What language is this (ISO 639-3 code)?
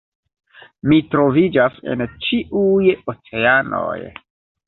epo